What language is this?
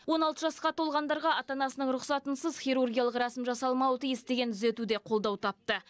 Kazakh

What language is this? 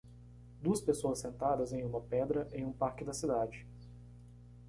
Portuguese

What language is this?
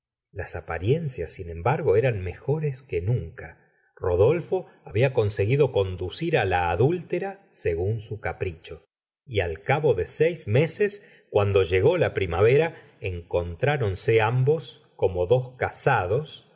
Spanish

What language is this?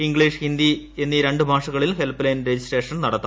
Malayalam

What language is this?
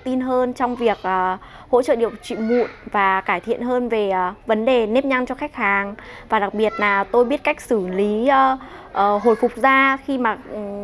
Vietnamese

